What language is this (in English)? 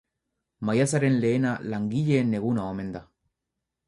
Basque